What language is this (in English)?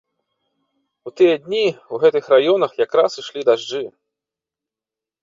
Belarusian